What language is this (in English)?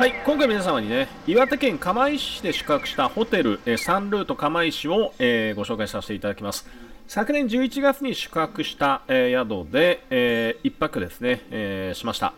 Japanese